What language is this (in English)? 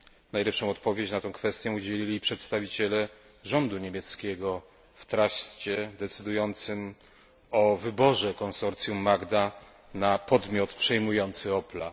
Polish